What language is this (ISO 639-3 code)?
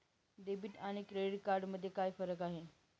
mar